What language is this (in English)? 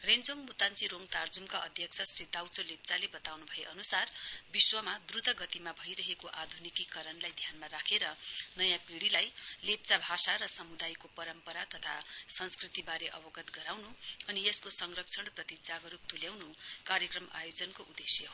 Nepali